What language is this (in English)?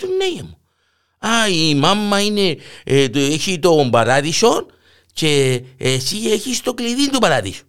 Greek